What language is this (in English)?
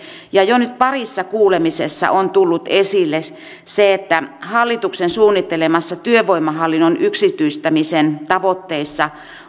Finnish